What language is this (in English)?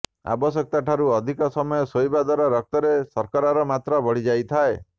Odia